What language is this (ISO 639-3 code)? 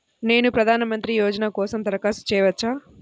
tel